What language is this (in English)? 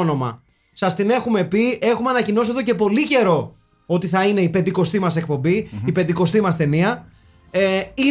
Greek